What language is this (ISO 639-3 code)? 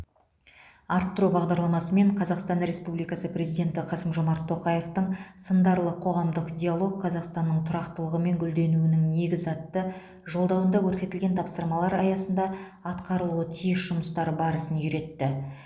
kaz